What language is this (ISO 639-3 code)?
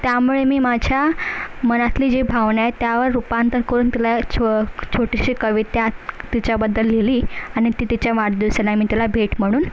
mar